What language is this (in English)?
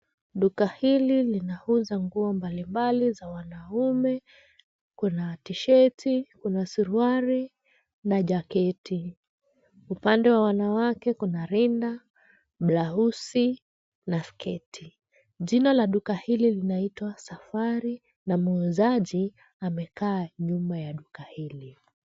Swahili